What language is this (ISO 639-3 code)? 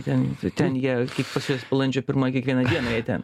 lit